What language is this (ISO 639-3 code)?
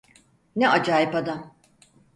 tur